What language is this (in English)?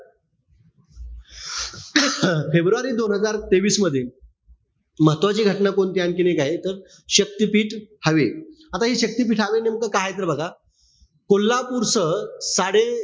Marathi